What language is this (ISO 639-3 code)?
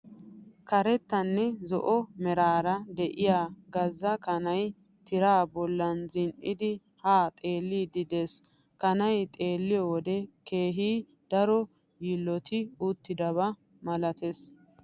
wal